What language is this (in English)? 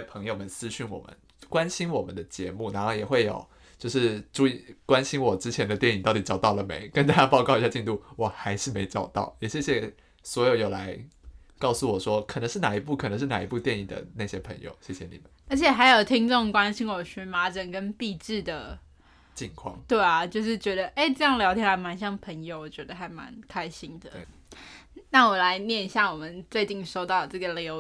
Chinese